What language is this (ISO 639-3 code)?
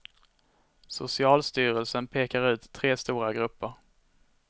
swe